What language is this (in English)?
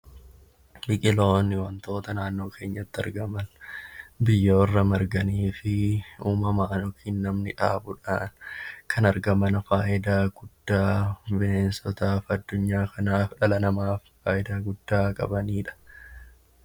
Oromo